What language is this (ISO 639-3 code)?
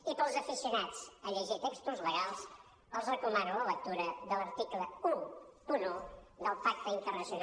cat